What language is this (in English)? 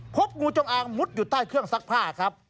Thai